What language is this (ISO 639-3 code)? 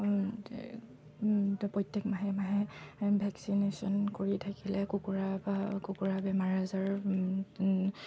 asm